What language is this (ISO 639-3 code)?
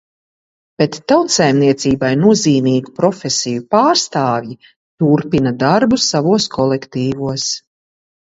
lav